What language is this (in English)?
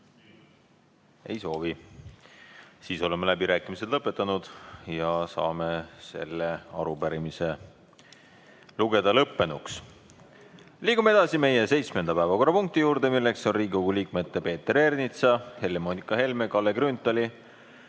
Estonian